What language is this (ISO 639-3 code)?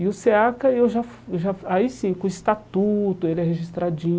por